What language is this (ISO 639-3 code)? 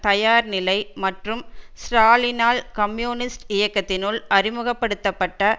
tam